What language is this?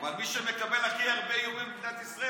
Hebrew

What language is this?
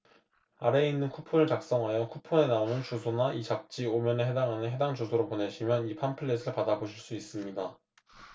Korean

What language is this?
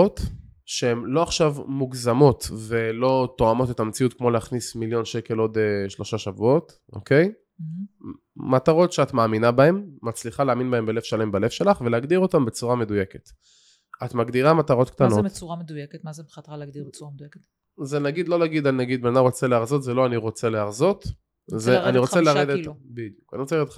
Hebrew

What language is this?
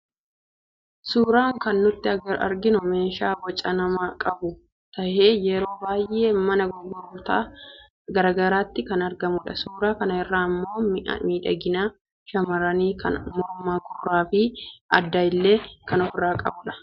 Oromo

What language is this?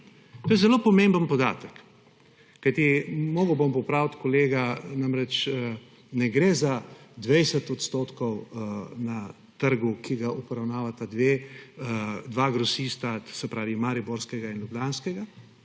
Slovenian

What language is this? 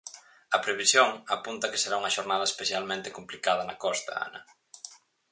Galician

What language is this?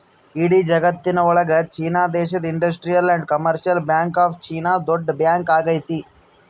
Kannada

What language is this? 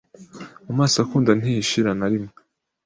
Kinyarwanda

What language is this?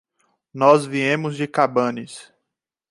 Portuguese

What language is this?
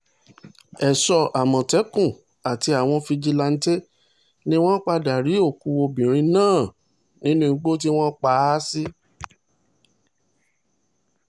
Yoruba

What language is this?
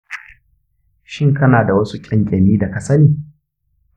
Hausa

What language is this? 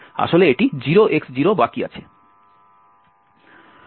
Bangla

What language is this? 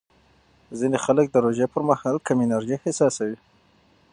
Pashto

